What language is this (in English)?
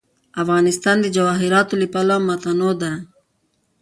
Pashto